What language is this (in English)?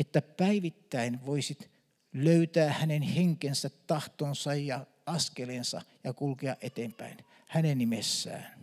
Finnish